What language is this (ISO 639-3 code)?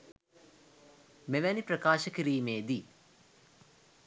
sin